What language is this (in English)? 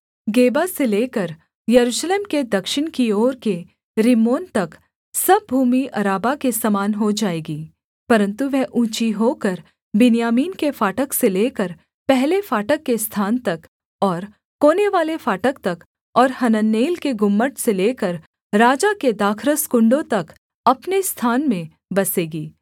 Hindi